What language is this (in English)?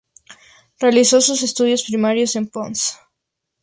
Spanish